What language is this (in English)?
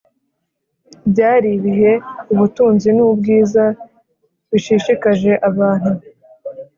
Kinyarwanda